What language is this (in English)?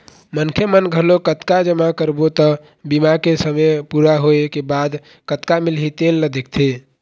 Chhattisgarhi